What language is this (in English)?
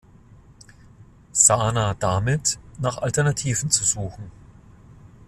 German